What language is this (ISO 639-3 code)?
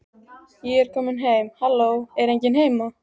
isl